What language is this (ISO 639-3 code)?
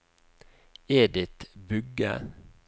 nor